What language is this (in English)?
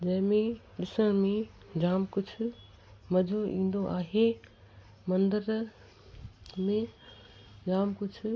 Sindhi